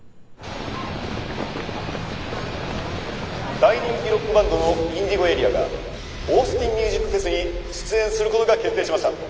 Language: Japanese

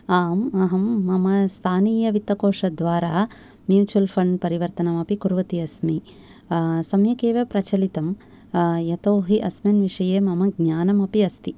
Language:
Sanskrit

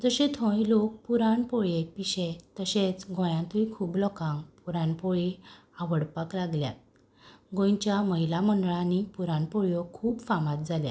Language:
Konkani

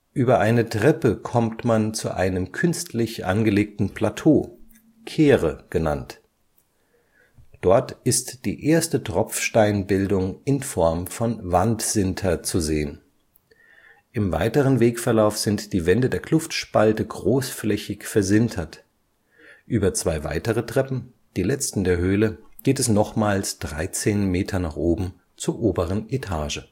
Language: German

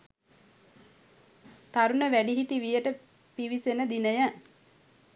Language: Sinhala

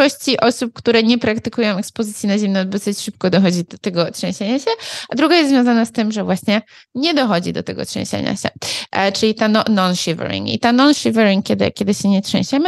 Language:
Polish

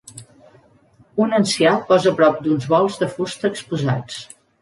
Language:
Catalan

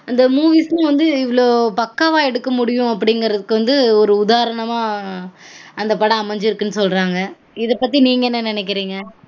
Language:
Tamil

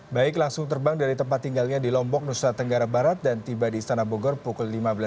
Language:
Indonesian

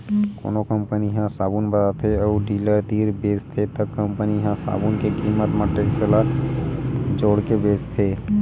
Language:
Chhattisgarhi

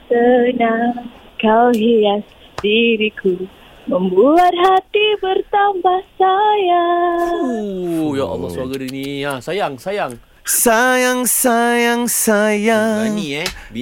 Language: Malay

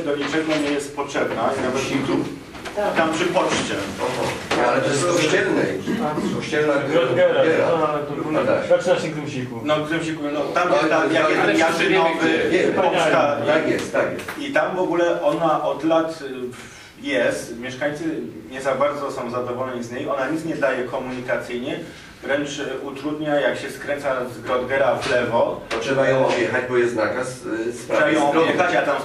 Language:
Polish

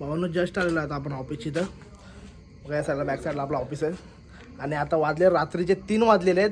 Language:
Marathi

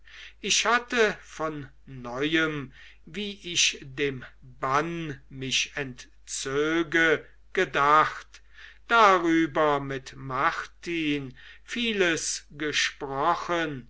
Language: German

